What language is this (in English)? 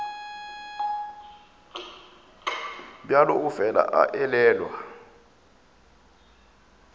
Northern Sotho